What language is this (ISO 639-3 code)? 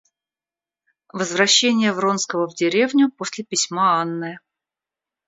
rus